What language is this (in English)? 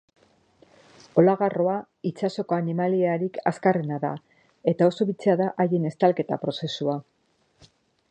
Basque